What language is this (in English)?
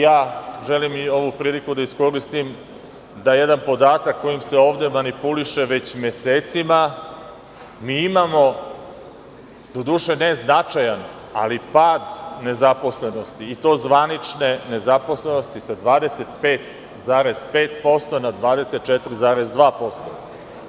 Serbian